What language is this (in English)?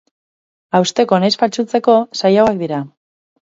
Basque